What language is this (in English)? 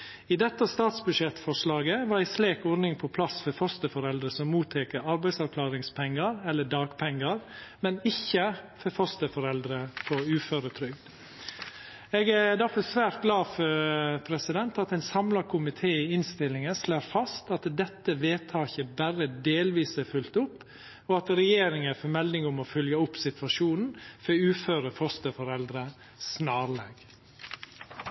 Norwegian Nynorsk